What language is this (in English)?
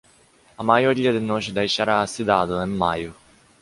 Portuguese